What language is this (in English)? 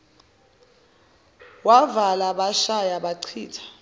Zulu